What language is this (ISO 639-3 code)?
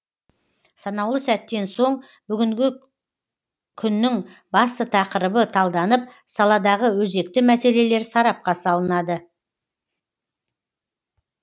kaz